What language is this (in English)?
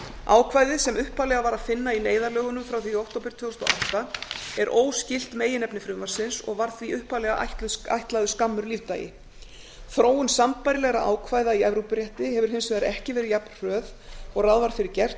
Icelandic